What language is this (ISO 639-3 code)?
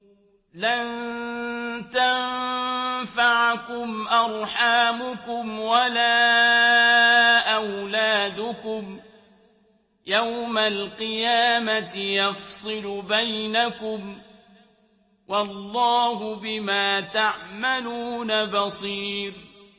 ara